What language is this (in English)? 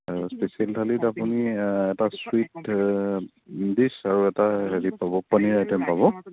Assamese